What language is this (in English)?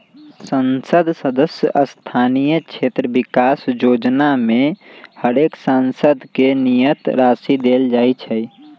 Magahi